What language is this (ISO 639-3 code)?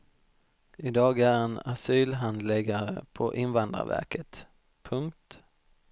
swe